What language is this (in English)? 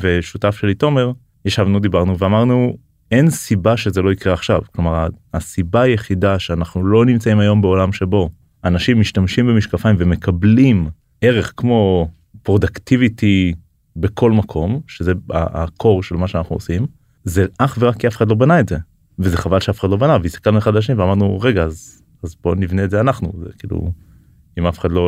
Hebrew